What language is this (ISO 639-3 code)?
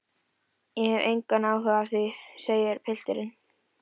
isl